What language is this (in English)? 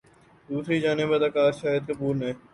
Urdu